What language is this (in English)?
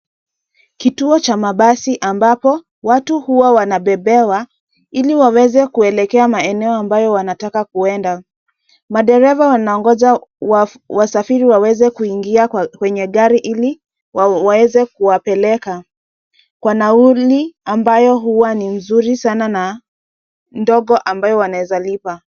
Swahili